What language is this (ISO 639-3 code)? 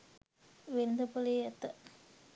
sin